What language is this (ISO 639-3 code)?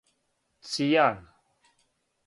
srp